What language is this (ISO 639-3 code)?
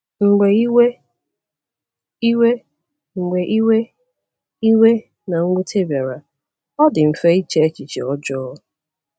ibo